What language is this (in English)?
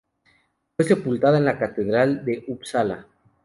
Spanish